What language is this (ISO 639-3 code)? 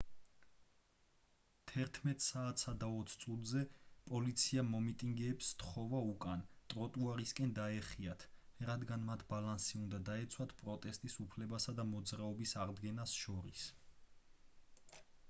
kat